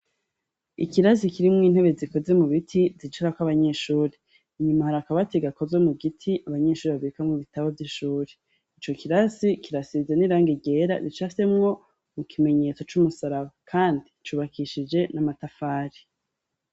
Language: Rundi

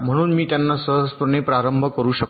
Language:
Marathi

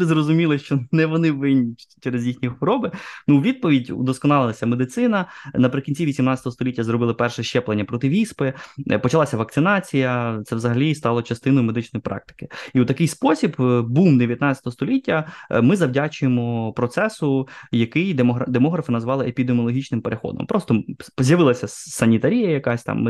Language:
Ukrainian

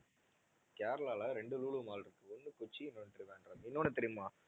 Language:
Tamil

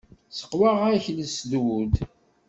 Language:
Kabyle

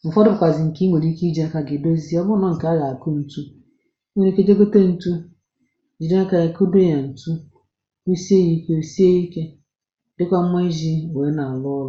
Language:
Igbo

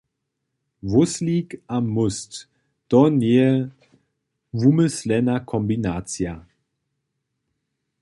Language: Upper Sorbian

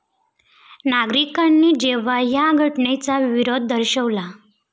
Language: Marathi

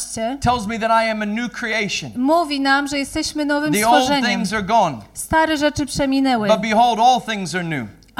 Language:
Polish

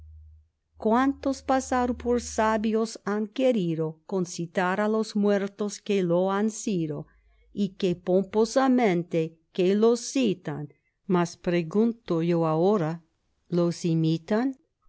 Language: Spanish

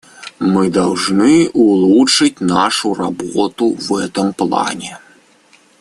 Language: Russian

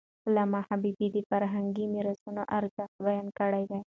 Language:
Pashto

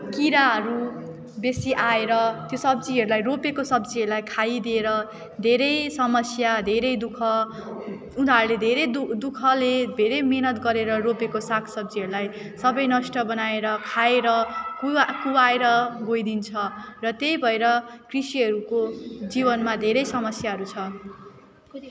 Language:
Nepali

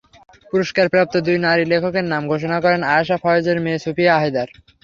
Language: Bangla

